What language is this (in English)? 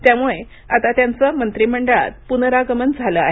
Marathi